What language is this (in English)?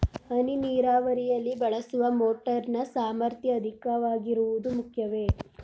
Kannada